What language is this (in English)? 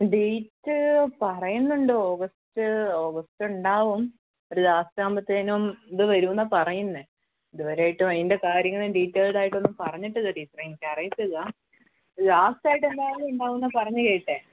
Malayalam